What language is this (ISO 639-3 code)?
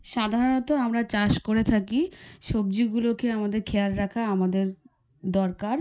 ben